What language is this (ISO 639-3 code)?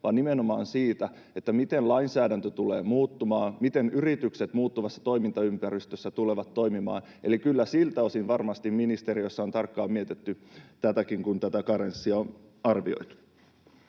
fin